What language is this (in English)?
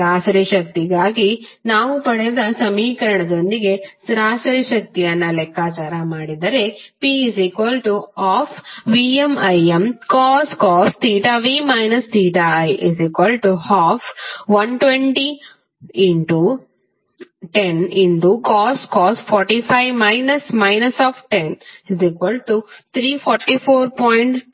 Kannada